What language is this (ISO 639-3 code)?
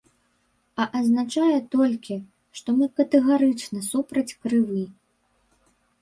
bel